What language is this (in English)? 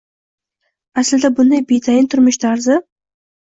Uzbek